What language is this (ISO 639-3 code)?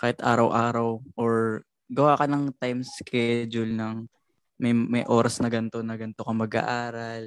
fil